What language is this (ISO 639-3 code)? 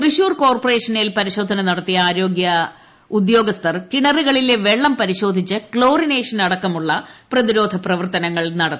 mal